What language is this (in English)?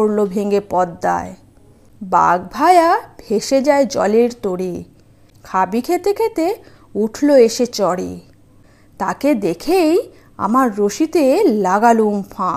Bangla